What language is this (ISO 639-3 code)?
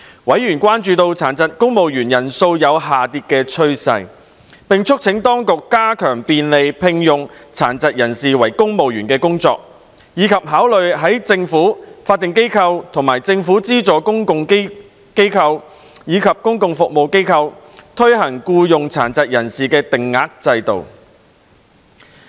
yue